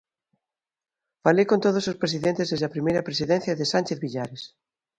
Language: Galician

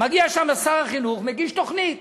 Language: Hebrew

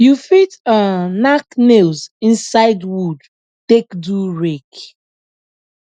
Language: Nigerian Pidgin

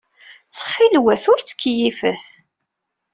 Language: Kabyle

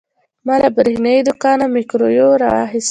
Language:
Pashto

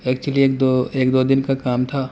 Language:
Urdu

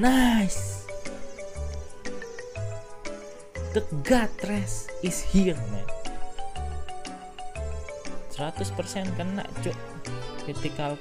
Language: Indonesian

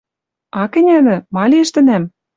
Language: Western Mari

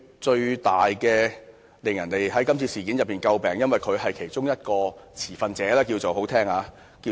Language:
Cantonese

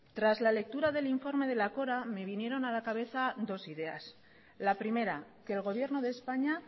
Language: Spanish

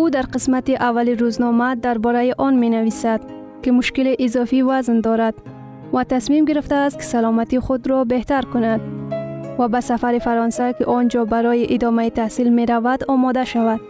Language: Persian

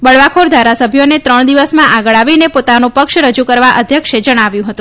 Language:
Gujarati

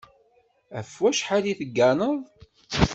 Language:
Kabyle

